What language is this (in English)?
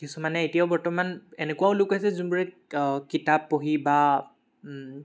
Assamese